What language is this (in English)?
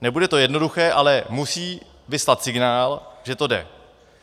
Czech